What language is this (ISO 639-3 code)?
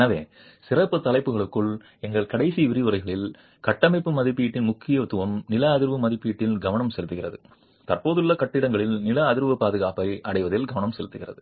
tam